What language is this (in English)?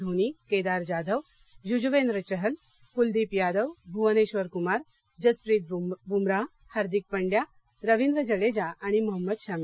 Marathi